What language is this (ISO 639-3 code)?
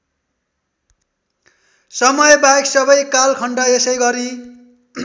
nep